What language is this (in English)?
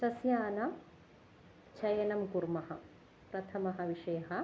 Sanskrit